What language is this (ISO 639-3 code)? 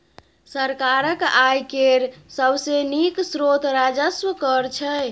mai